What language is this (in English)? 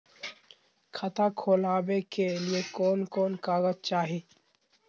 Magahi